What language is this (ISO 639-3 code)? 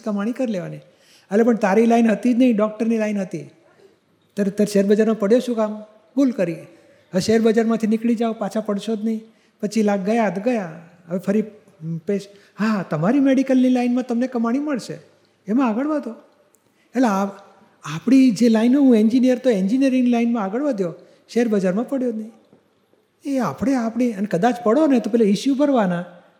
guj